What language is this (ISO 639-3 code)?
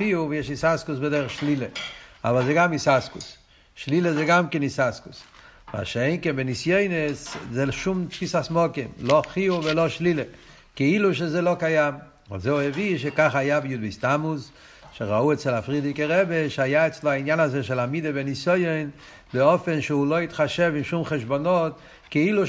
heb